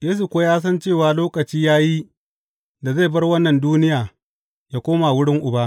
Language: Hausa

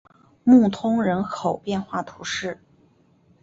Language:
Chinese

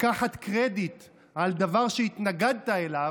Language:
Hebrew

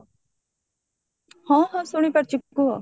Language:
Odia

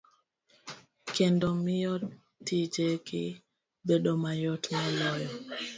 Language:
Luo (Kenya and Tanzania)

